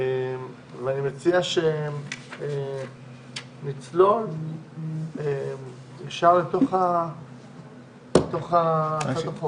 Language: Hebrew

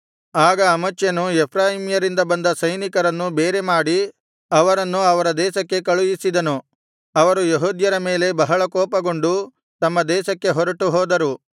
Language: Kannada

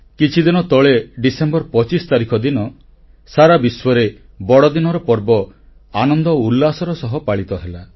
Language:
Odia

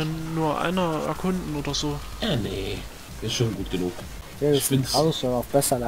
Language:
German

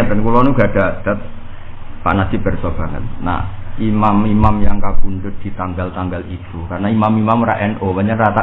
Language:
Indonesian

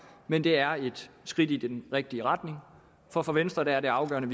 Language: Danish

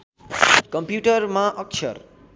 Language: Nepali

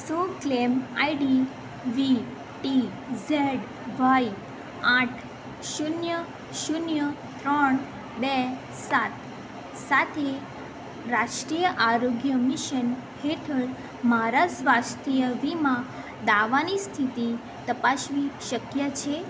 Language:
Gujarati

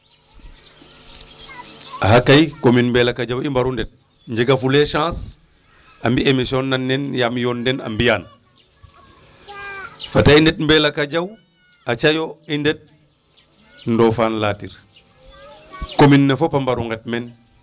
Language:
Serer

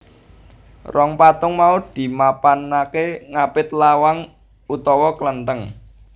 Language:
Javanese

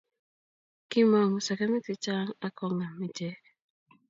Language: Kalenjin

